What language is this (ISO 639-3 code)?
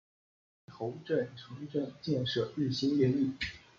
zho